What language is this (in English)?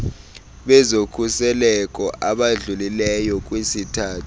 Xhosa